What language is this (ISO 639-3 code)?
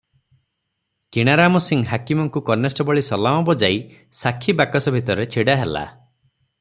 ori